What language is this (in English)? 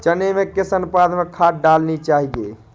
Hindi